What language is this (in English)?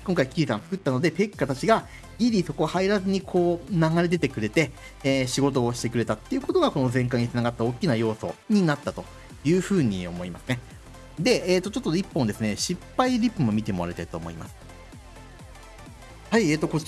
Japanese